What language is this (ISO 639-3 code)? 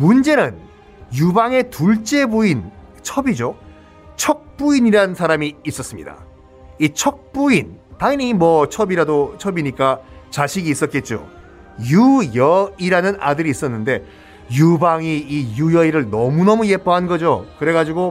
kor